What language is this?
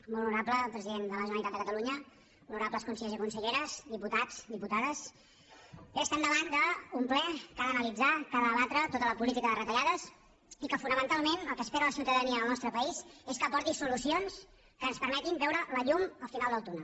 Catalan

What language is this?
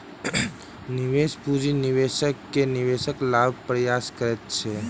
Maithili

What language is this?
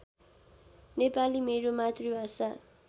Nepali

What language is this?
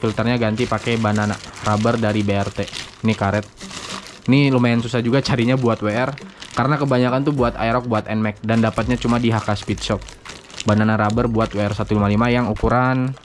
Indonesian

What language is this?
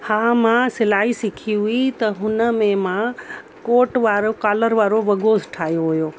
Sindhi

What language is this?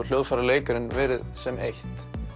Icelandic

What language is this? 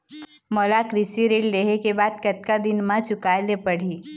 Chhattisgarhi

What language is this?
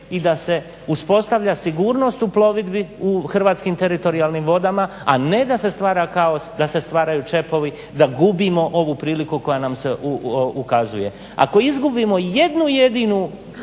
Croatian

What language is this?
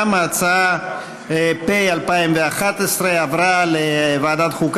Hebrew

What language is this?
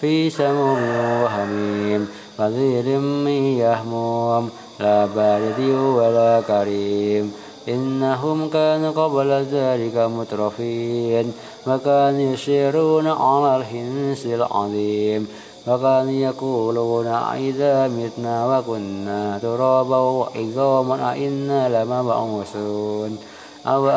Arabic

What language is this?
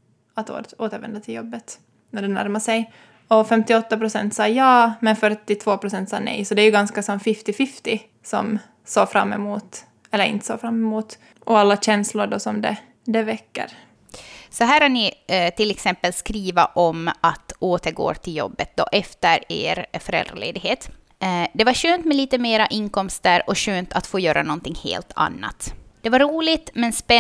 Swedish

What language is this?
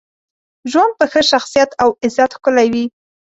Pashto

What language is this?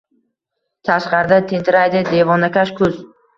Uzbek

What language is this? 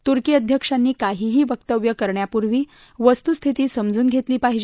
Marathi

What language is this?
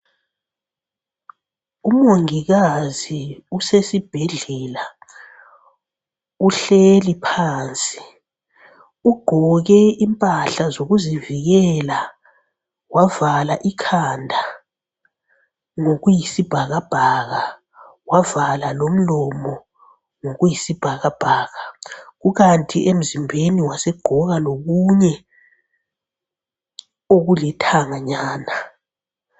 North Ndebele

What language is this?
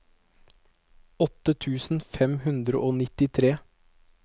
Norwegian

